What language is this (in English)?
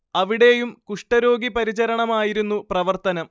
Malayalam